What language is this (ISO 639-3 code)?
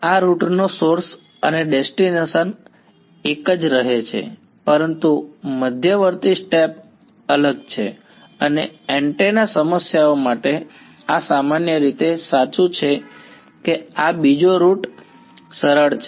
guj